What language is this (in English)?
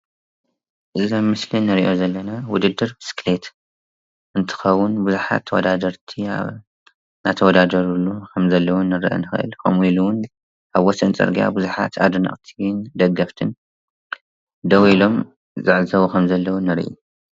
Tigrinya